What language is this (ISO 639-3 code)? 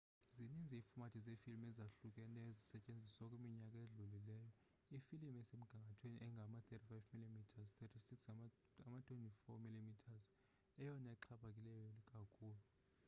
xho